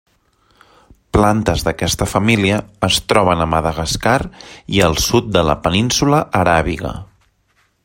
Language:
Catalan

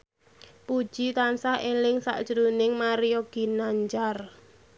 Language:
Javanese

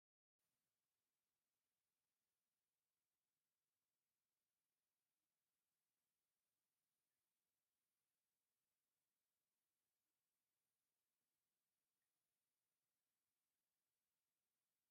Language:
Tigrinya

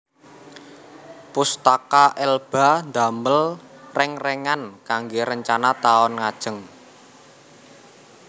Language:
Javanese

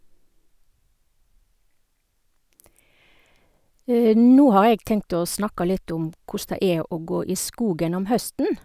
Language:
Norwegian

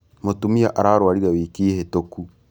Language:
Kikuyu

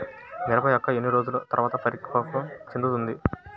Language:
Telugu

